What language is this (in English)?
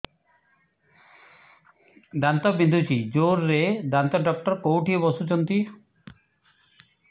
Odia